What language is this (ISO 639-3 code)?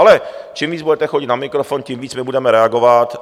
ces